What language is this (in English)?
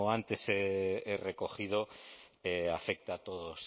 Spanish